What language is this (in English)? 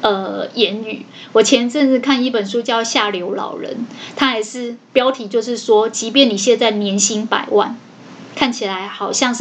Chinese